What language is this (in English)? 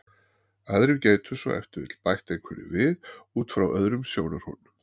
Icelandic